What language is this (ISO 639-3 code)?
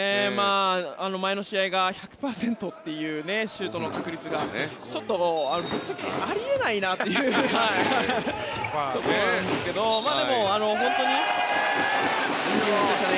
jpn